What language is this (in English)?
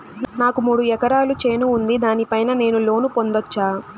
Telugu